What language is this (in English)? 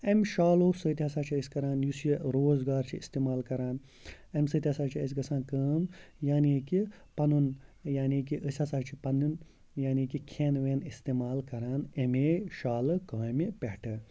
Kashmiri